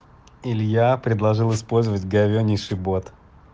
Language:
Russian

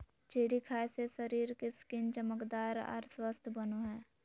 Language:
Magahi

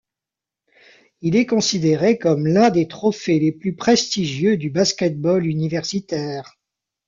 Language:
French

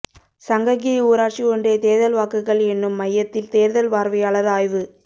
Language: Tamil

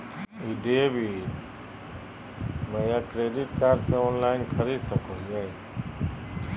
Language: Magahi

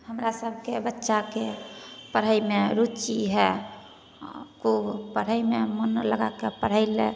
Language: Maithili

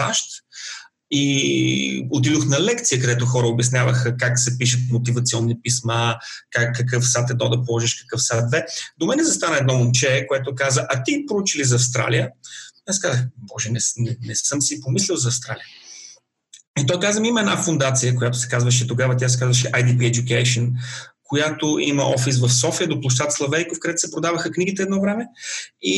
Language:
Bulgarian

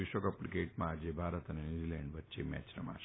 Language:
Gujarati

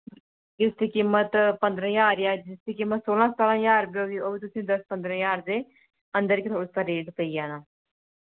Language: Dogri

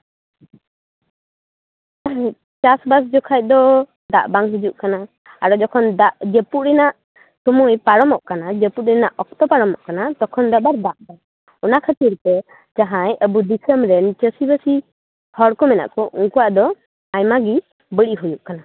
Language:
Santali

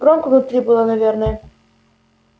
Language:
Russian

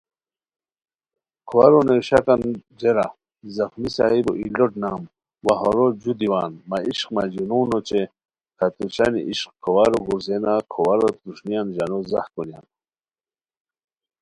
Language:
Khowar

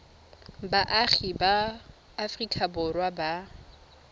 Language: Tswana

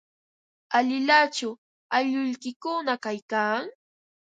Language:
Ambo-Pasco Quechua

